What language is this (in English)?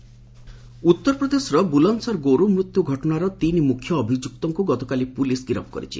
Odia